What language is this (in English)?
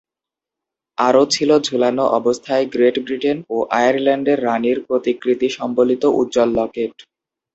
Bangla